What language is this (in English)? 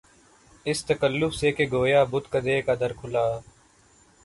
Urdu